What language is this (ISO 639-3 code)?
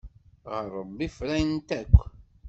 kab